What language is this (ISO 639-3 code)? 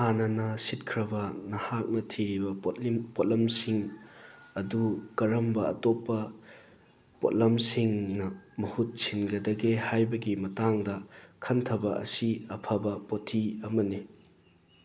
mni